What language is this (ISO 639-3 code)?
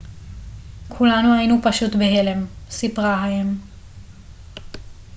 heb